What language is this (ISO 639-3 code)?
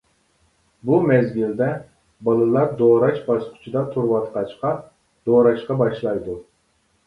uig